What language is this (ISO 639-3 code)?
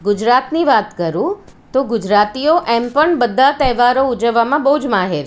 guj